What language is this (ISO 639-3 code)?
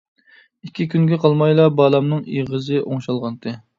uig